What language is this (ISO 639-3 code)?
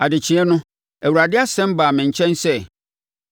aka